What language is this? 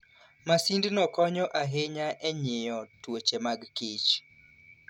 Luo (Kenya and Tanzania)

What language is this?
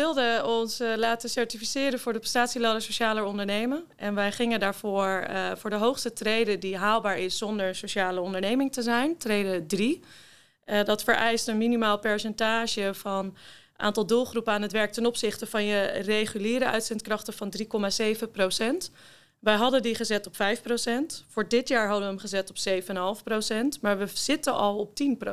Dutch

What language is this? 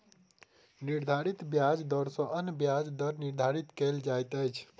Maithili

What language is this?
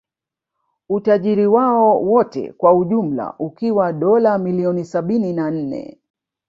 Swahili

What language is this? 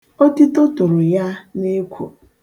Igbo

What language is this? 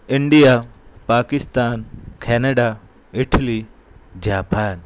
Urdu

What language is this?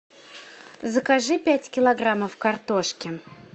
Russian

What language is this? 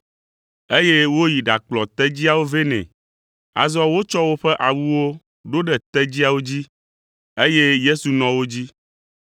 Ewe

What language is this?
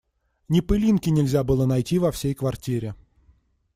Russian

